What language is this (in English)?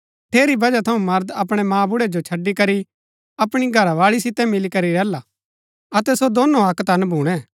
Gaddi